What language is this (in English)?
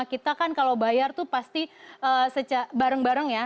Indonesian